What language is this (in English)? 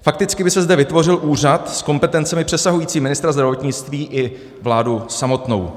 Czech